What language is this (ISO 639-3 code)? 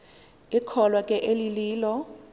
xho